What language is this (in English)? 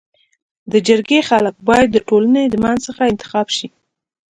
Pashto